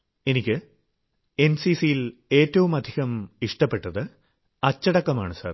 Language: Malayalam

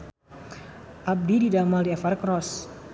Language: Sundanese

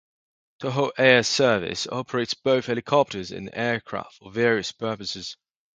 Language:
English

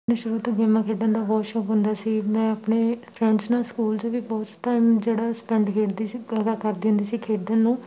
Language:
Punjabi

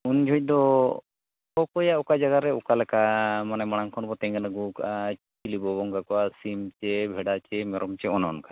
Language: Santali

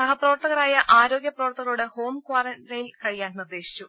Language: Malayalam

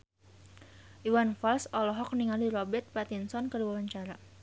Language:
Sundanese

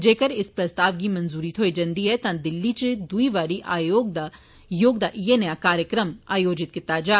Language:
Dogri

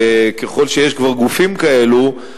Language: Hebrew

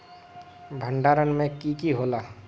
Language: Magahi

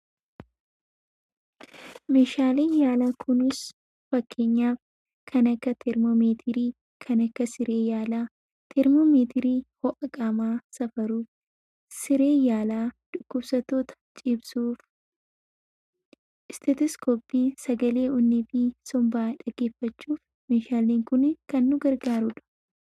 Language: Oromo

